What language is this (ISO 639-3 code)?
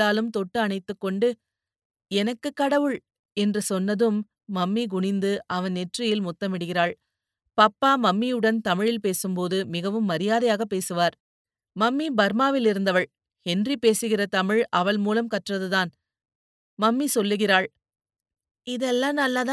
tam